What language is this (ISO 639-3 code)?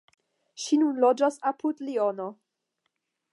epo